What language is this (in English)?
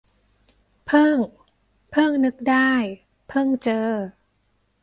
Thai